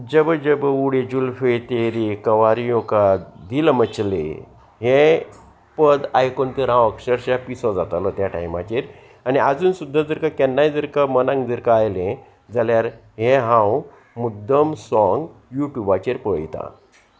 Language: Konkani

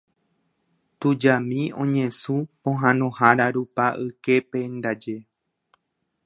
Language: Guarani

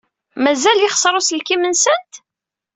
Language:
Kabyle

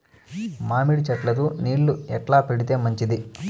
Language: Telugu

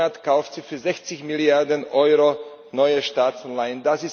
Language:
German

